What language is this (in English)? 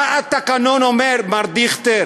Hebrew